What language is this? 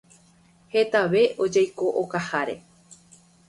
Guarani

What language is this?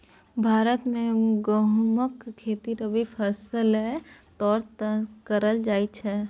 Maithili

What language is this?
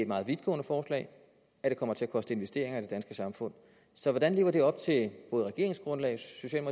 Danish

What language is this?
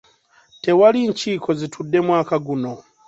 Ganda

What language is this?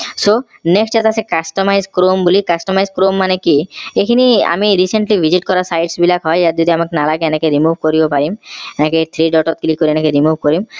Assamese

